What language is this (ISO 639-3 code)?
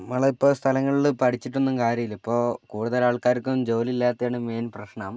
mal